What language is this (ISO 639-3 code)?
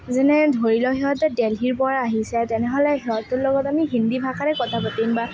asm